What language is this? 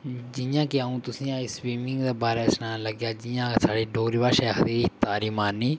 Dogri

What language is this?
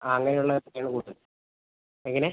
Malayalam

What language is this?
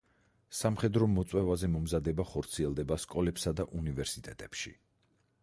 Georgian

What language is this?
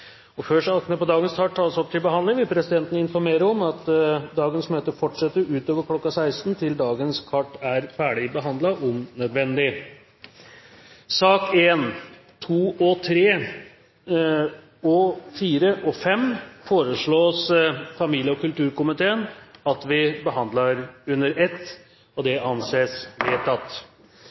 Norwegian Bokmål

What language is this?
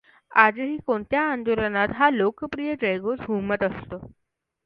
Marathi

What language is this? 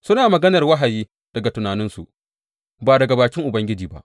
Hausa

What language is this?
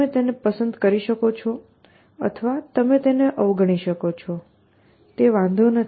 Gujarati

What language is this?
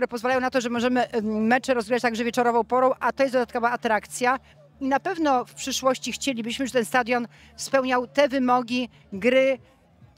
Polish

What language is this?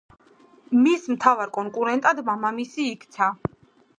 Georgian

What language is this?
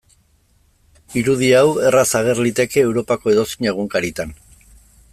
Basque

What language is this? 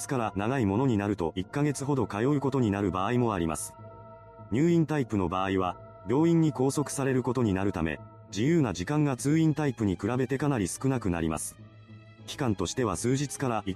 Japanese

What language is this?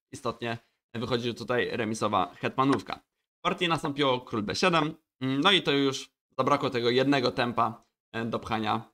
Polish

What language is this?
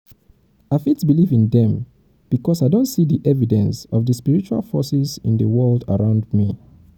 Nigerian Pidgin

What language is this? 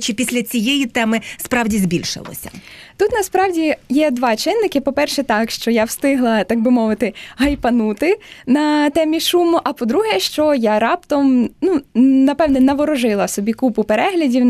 Ukrainian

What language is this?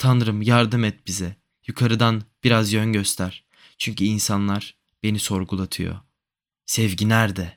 Turkish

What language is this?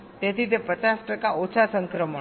Gujarati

